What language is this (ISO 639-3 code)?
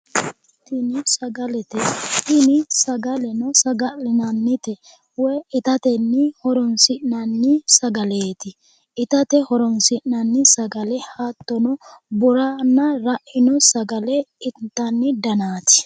sid